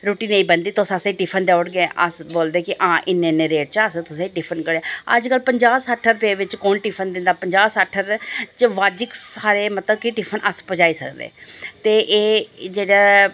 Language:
Dogri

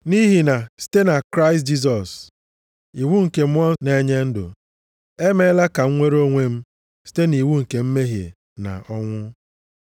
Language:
Igbo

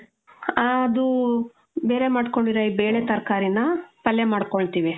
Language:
Kannada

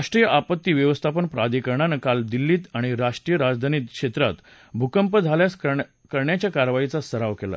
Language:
Marathi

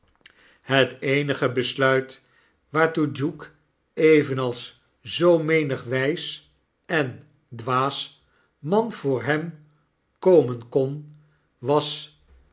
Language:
Dutch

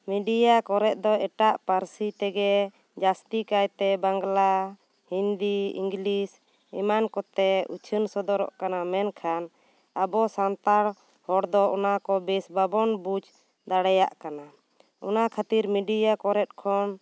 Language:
Santali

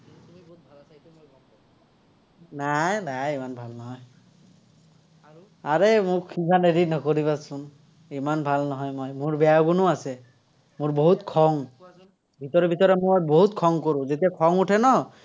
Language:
Assamese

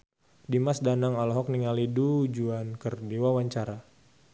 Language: Sundanese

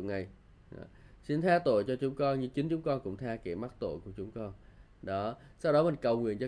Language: Vietnamese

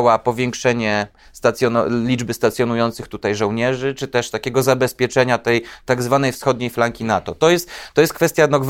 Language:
Polish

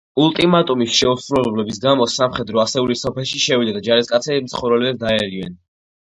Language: Georgian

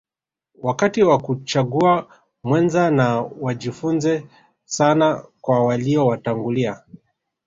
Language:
Swahili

